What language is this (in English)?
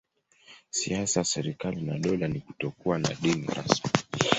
Swahili